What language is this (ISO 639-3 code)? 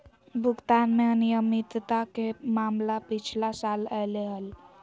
mag